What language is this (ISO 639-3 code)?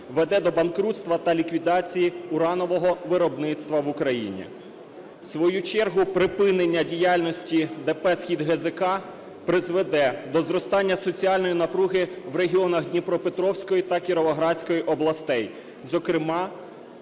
ukr